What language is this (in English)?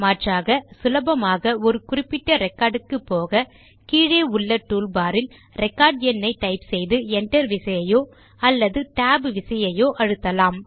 Tamil